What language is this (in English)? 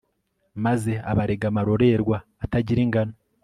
Kinyarwanda